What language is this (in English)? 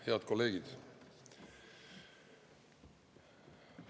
Estonian